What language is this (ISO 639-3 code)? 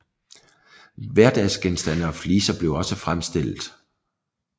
dan